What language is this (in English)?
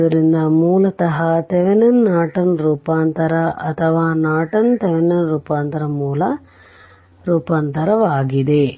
Kannada